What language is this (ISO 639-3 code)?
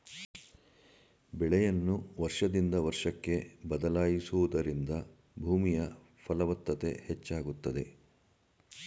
kan